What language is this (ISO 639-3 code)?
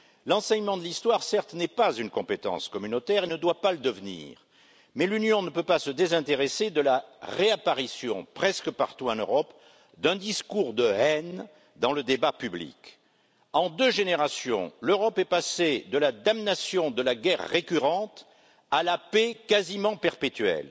fra